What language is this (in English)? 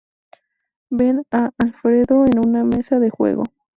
Spanish